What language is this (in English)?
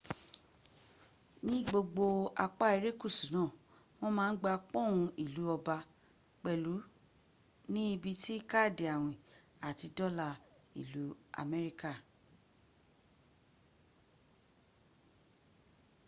Yoruba